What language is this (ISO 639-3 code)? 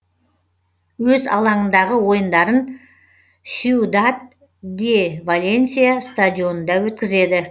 kaz